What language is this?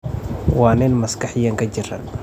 Somali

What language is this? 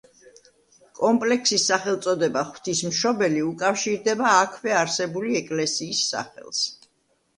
Georgian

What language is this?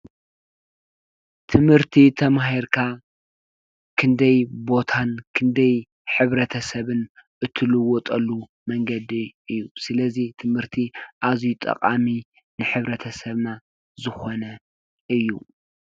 Tigrinya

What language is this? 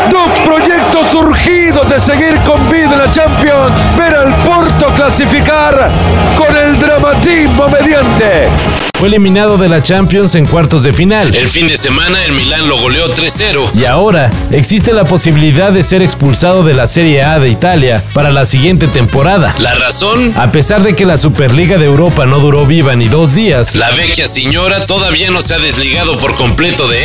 Spanish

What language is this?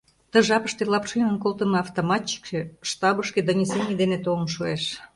Mari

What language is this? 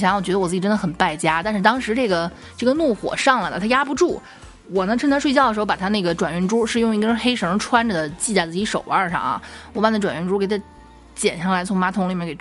Chinese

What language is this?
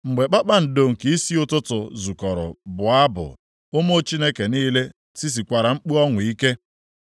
Igbo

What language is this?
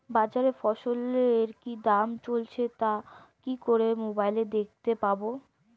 Bangla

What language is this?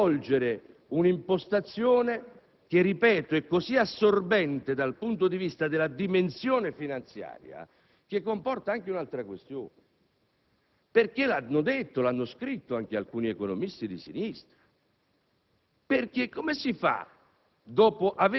Italian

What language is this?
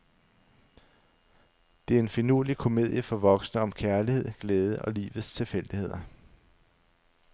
Danish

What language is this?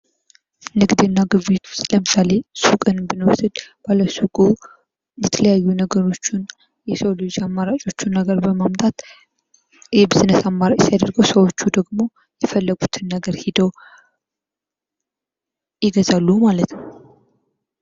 Amharic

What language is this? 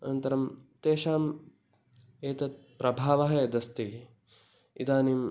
Sanskrit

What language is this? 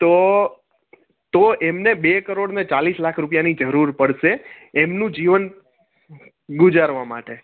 Gujarati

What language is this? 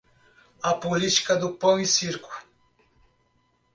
Portuguese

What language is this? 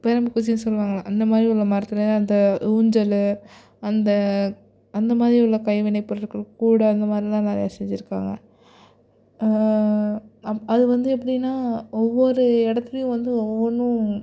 Tamil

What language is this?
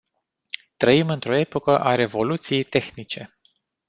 Romanian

